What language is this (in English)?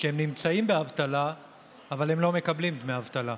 Hebrew